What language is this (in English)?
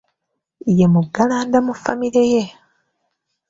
Ganda